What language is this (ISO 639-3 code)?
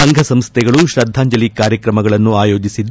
kan